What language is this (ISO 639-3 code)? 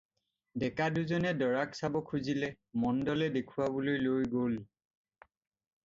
asm